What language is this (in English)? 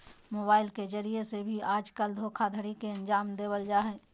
Magahi